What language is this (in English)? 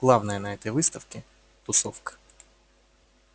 Russian